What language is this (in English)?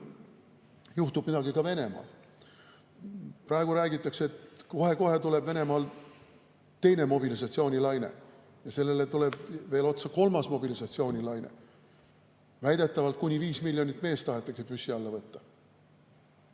Estonian